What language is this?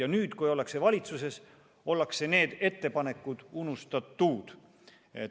Estonian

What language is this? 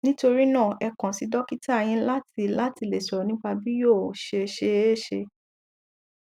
Yoruba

